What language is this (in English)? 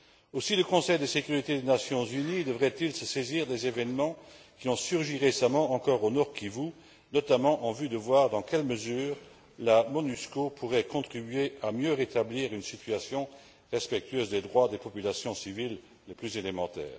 French